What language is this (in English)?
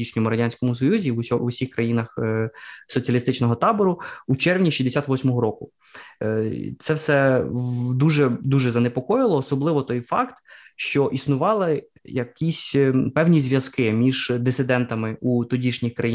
Ukrainian